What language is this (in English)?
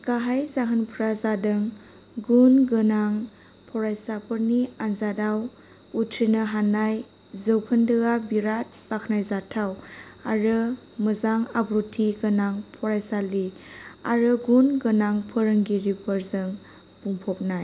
Bodo